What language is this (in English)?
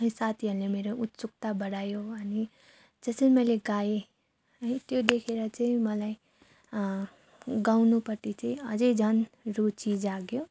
Nepali